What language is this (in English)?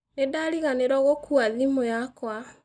Kikuyu